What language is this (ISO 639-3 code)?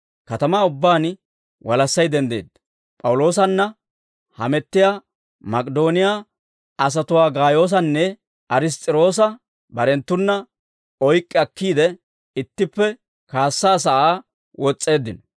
dwr